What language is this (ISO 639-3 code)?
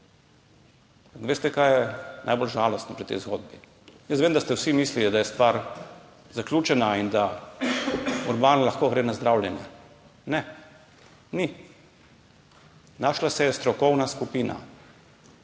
slv